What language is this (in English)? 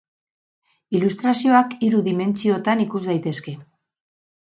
Basque